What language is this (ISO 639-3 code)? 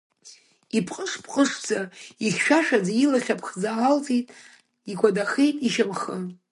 abk